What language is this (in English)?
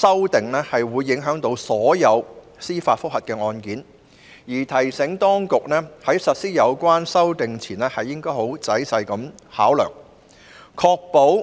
Cantonese